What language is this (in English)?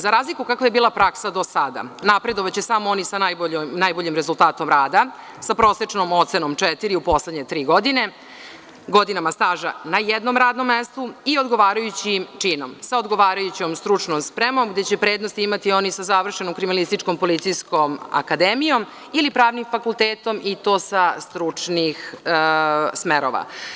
Serbian